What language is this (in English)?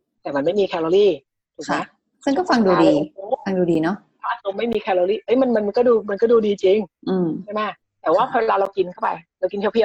Thai